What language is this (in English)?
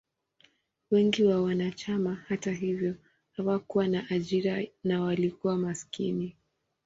Swahili